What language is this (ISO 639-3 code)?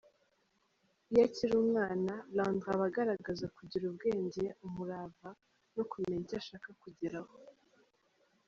kin